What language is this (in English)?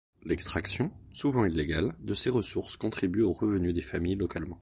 French